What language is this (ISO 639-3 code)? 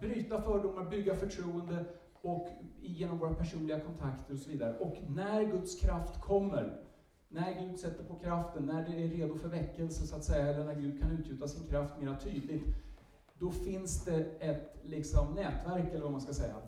swe